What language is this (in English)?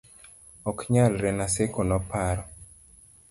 Luo (Kenya and Tanzania)